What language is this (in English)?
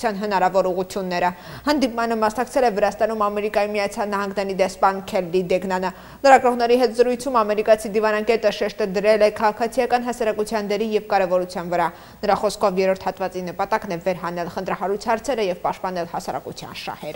Romanian